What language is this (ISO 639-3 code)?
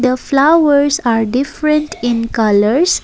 eng